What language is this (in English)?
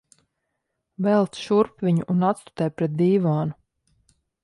Latvian